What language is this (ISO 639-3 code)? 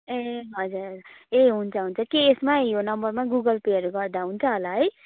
nep